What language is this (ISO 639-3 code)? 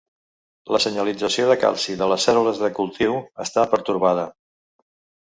cat